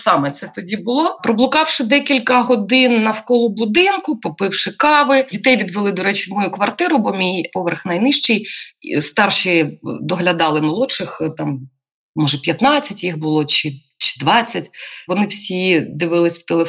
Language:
Ukrainian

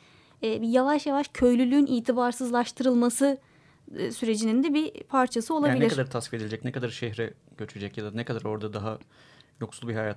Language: Turkish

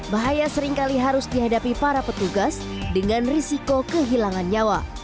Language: Indonesian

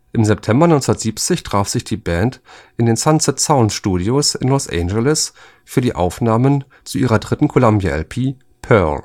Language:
German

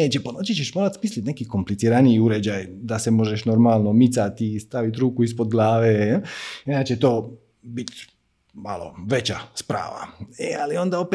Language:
Croatian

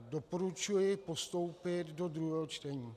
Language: Czech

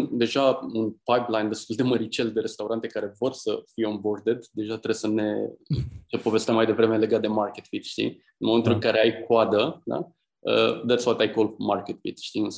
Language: Romanian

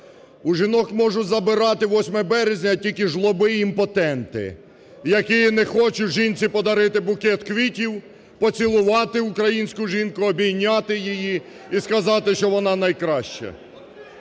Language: Ukrainian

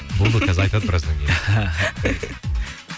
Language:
Kazakh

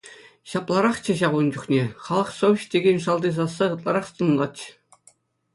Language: Chuvash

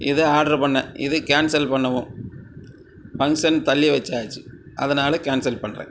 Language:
Tamil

